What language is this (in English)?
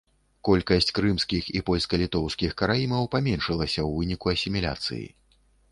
Belarusian